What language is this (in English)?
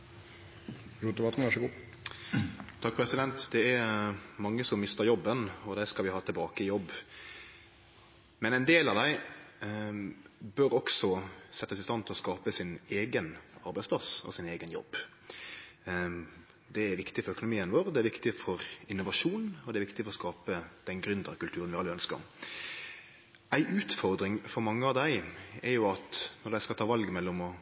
Norwegian Nynorsk